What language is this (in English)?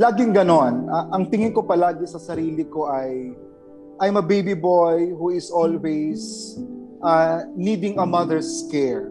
Filipino